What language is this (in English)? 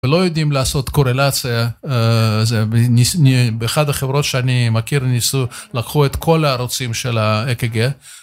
Hebrew